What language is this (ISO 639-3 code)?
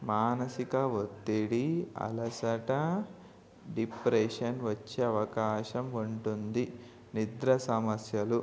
tel